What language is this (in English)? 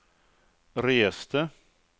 Swedish